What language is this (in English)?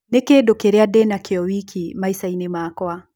Kikuyu